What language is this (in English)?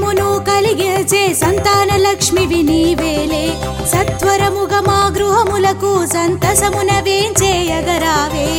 Telugu